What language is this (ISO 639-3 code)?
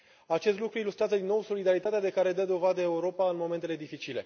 ron